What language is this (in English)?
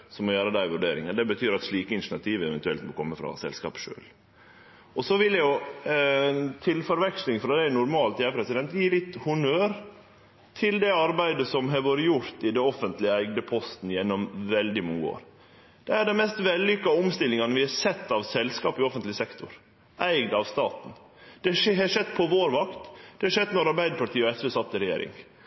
Norwegian Nynorsk